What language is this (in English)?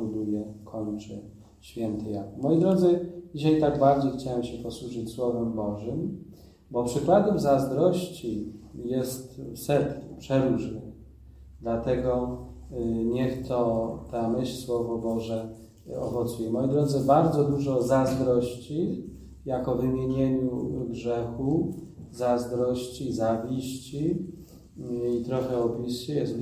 Polish